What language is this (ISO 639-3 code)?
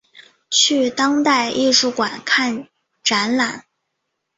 zho